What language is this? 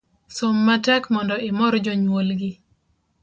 Luo (Kenya and Tanzania)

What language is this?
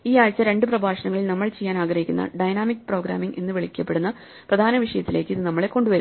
Malayalam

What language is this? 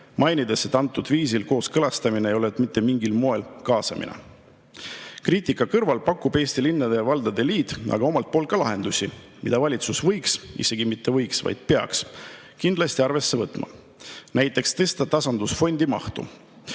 Estonian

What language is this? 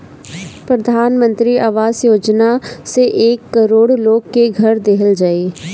Bhojpuri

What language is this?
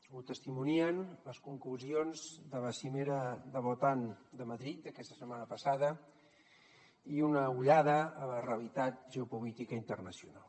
Catalan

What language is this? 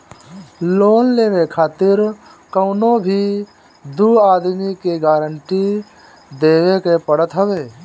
Bhojpuri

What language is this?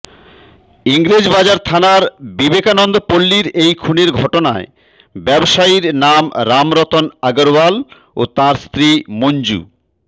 Bangla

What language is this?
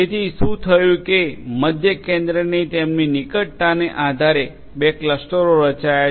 Gujarati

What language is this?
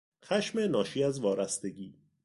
Persian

